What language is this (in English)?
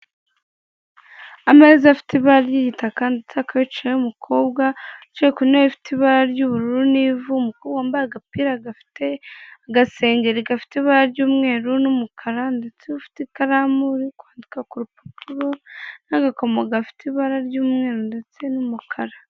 Kinyarwanda